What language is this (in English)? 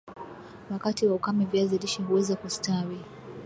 Swahili